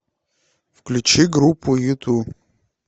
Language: Russian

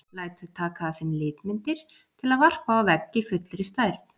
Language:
Icelandic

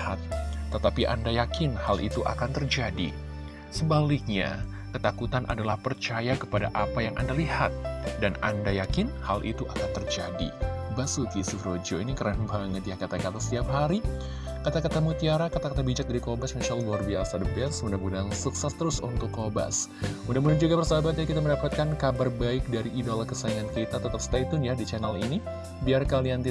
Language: Indonesian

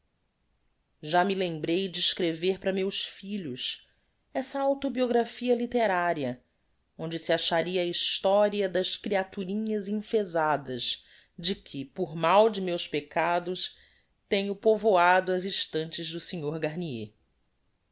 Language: Portuguese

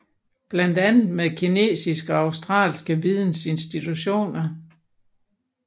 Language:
Danish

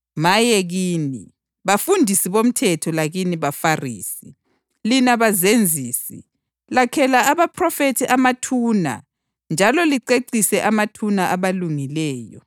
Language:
North Ndebele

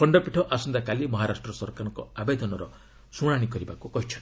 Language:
Odia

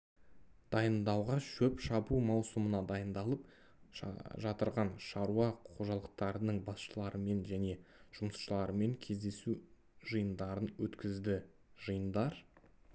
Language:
Kazakh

